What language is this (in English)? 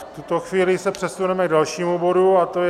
Czech